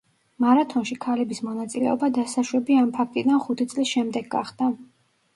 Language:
Georgian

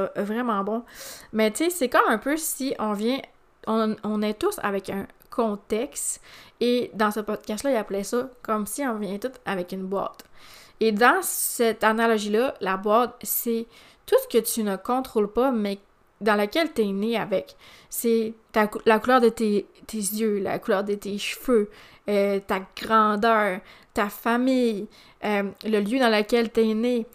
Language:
French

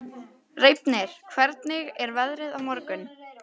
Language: Icelandic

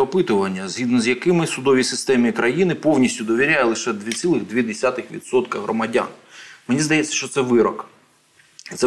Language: Ukrainian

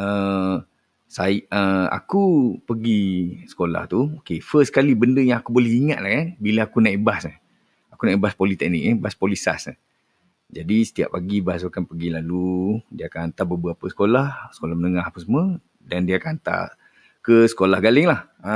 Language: Malay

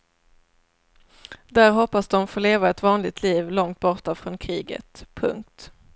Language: Swedish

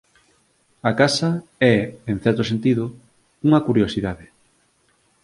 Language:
Galician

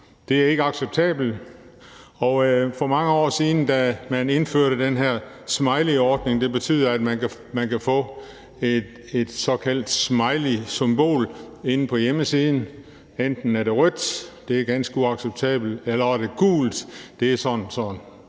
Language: Danish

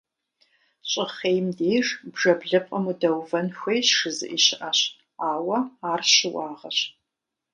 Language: Kabardian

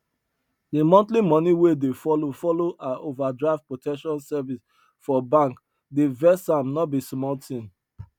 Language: Nigerian Pidgin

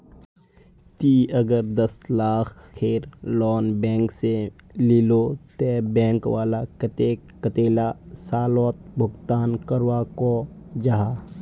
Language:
Magahi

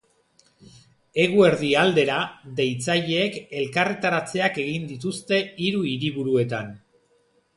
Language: Basque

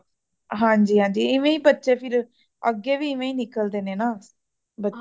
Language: Punjabi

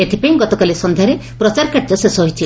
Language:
Odia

